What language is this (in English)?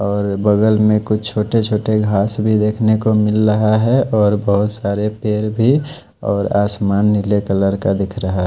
Hindi